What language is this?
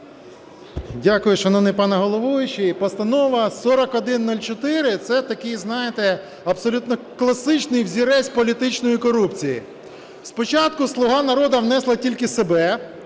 Ukrainian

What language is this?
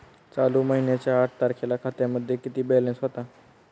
Marathi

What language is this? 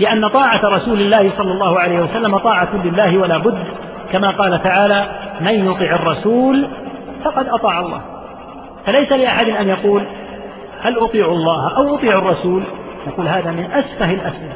Arabic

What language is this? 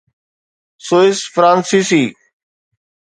Sindhi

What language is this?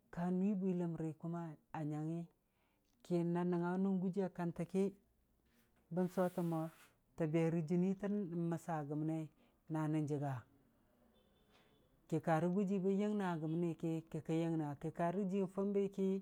Dijim-Bwilim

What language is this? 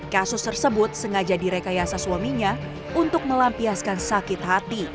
Indonesian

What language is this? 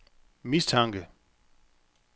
Danish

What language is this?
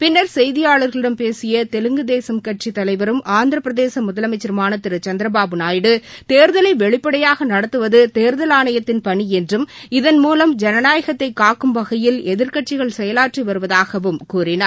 Tamil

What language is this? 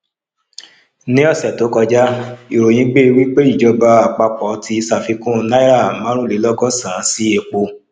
Yoruba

